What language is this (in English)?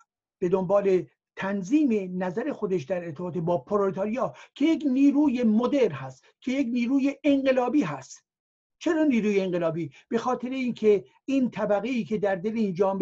Persian